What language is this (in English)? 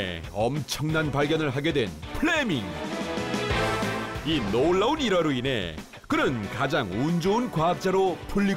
Korean